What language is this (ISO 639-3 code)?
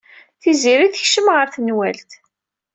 kab